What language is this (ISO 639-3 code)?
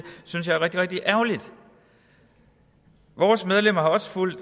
dan